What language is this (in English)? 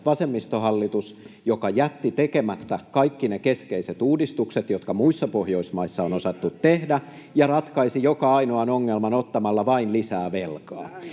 Finnish